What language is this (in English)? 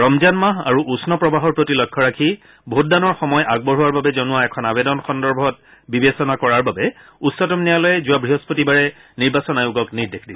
Assamese